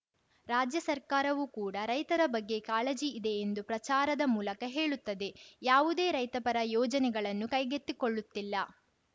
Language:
Kannada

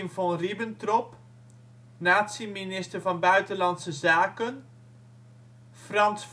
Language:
Dutch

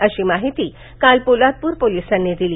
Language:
Marathi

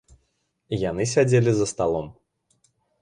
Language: Belarusian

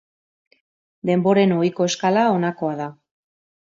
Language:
Basque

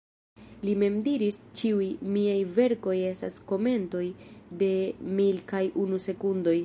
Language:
Esperanto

